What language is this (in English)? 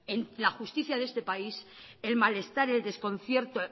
Spanish